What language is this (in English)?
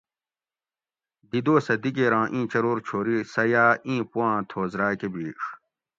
Gawri